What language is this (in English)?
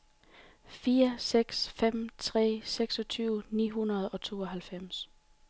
Danish